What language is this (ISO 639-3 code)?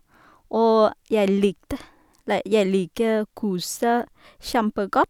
nor